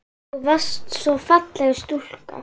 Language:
Icelandic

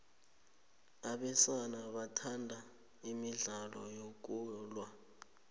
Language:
South Ndebele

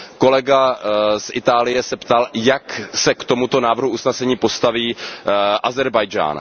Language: Czech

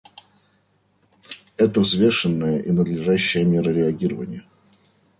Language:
Russian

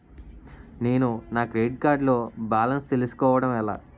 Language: Telugu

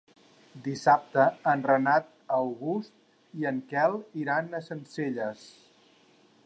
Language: Catalan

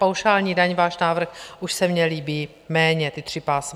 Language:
Czech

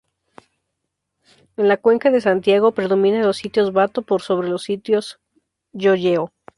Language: Spanish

